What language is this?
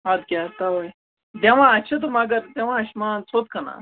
Kashmiri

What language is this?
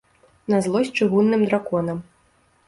Belarusian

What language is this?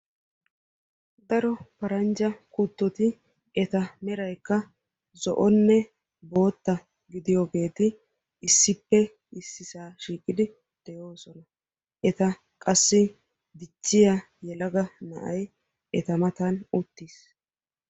Wolaytta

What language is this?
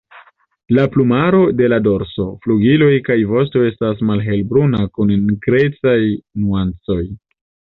Esperanto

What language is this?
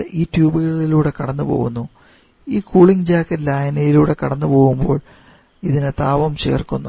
Malayalam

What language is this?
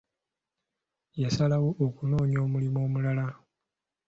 Ganda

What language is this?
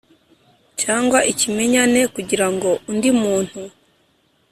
Kinyarwanda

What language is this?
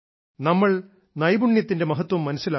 Malayalam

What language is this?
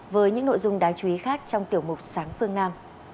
Vietnamese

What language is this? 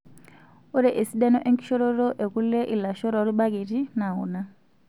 Masai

